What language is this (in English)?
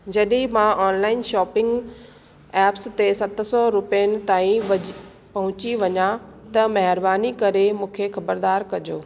Sindhi